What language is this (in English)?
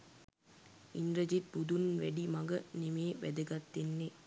Sinhala